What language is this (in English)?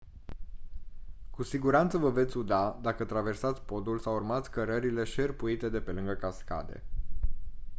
Romanian